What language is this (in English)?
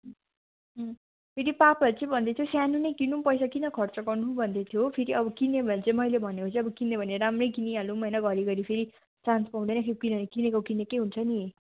Nepali